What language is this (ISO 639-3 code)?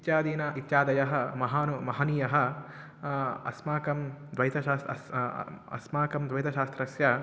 san